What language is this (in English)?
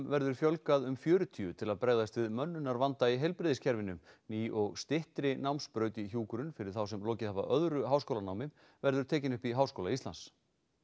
Icelandic